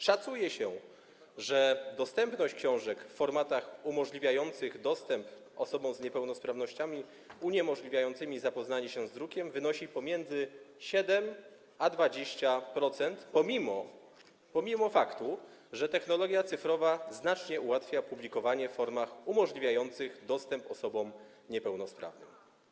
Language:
Polish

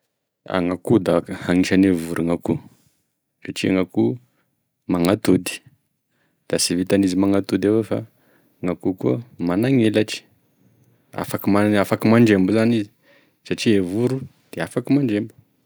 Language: Tesaka Malagasy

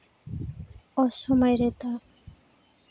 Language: Santali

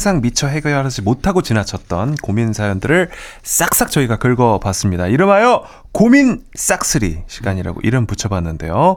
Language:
Korean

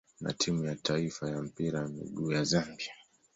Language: Swahili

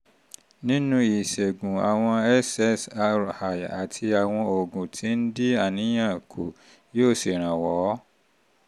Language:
Yoruba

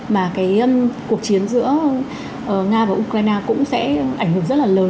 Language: Vietnamese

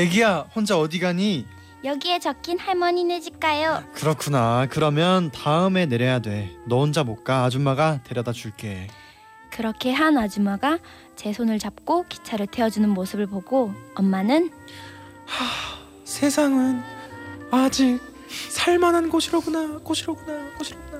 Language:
Korean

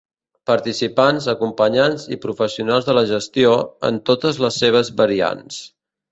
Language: Catalan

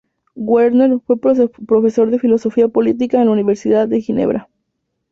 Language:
Spanish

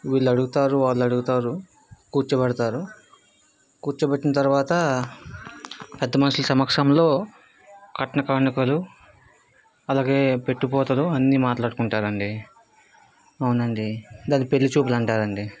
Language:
Telugu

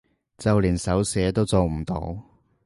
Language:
Cantonese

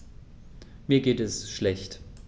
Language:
German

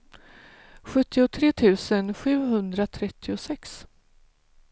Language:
Swedish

